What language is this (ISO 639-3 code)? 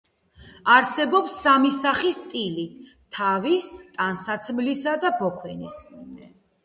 kat